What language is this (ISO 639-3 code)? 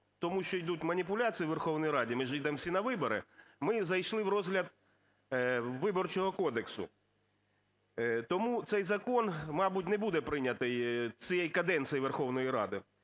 ukr